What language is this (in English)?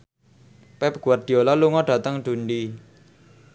Javanese